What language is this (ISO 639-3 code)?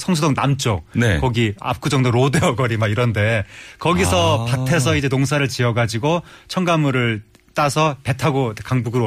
kor